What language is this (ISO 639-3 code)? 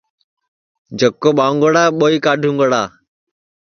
ssi